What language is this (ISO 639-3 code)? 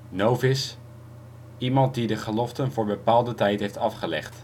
nld